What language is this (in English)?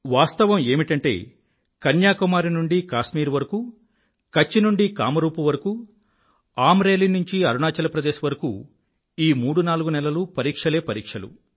Telugu